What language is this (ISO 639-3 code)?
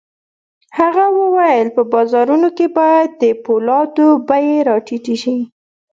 pus